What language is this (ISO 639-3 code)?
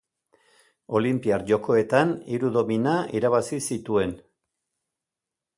eus